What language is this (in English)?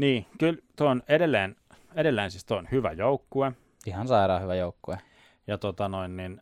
Finnish